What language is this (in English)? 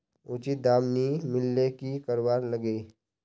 Magahi